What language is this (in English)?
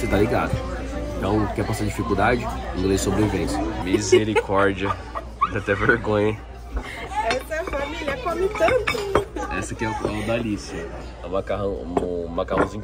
Portuguese